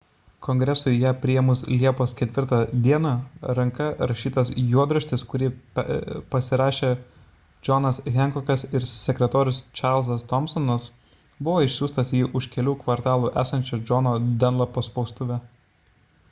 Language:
Lithuanian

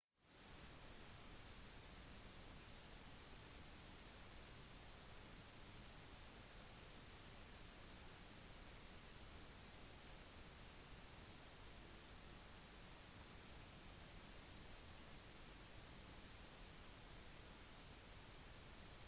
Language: Norwegian Bokmål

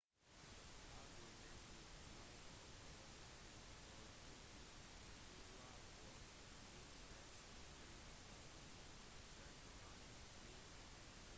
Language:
Norwegian Bokmål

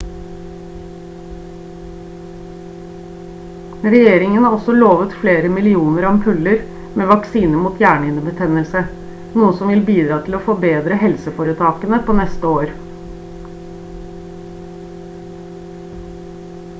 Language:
Norwegian Bokmål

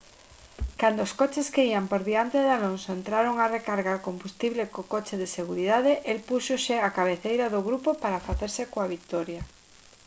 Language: Galician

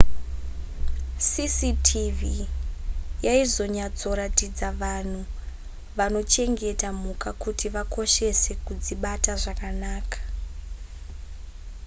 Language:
Shona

